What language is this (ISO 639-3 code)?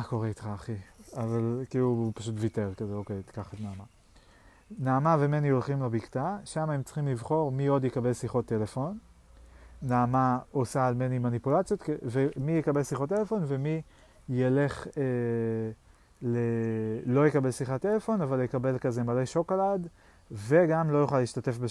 heb